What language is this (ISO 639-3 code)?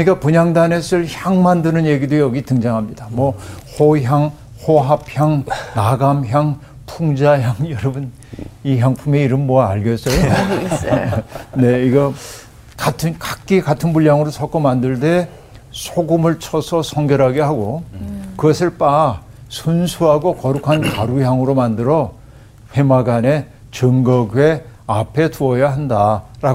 kor